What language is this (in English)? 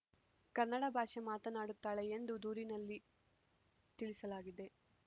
Kannada